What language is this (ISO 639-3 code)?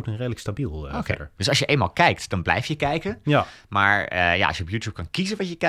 nld